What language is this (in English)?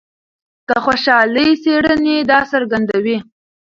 Pashto